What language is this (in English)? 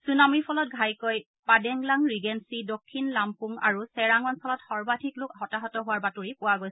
Assamese